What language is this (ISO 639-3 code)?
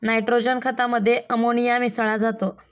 mar